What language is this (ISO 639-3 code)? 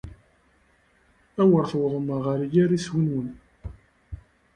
kab